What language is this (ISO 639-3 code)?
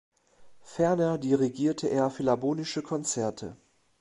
deu